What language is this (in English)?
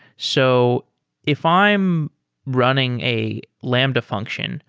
English